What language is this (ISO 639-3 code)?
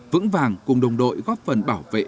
vie